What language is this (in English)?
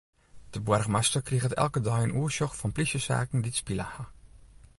Western Frisian